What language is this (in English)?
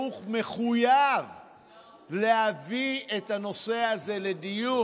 Hebrew